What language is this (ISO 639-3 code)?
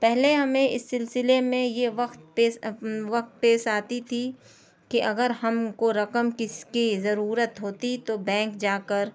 urd